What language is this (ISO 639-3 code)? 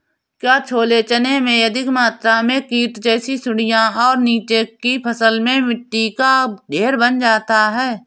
hin